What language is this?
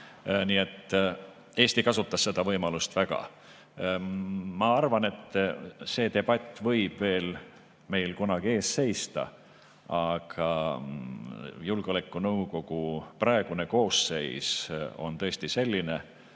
Estonian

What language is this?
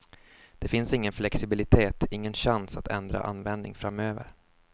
Swedish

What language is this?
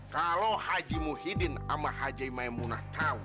Indonesian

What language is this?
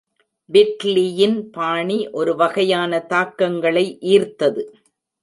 Tamil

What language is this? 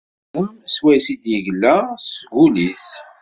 Kabyle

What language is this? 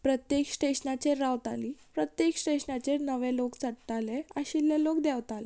Konkani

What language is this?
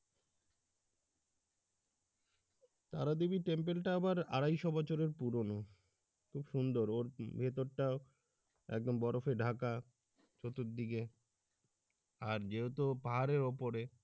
Bangla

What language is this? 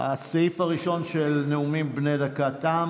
Hebrew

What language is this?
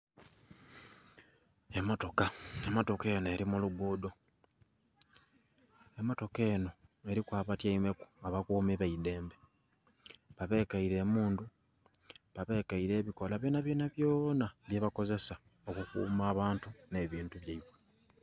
Soga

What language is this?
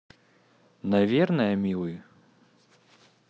Russian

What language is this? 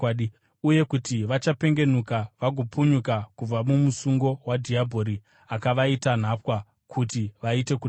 Shona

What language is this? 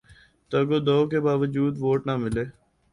Urdu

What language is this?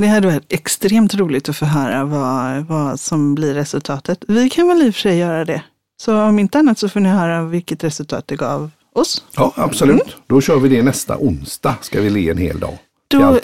Swedish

